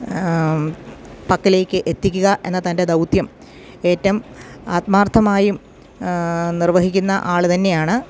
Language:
Malayalam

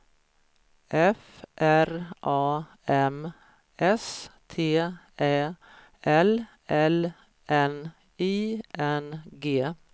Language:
Swedish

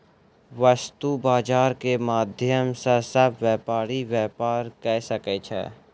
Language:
Maithili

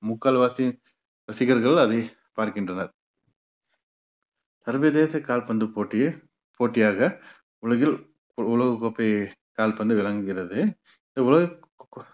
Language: Tamil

